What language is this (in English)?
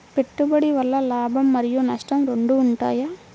Telugu